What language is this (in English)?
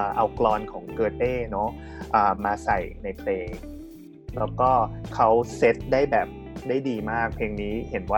Thai